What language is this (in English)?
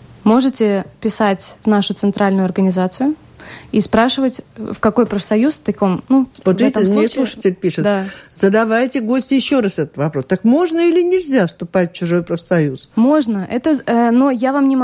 Russian